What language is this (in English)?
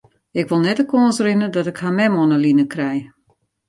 Western Frisian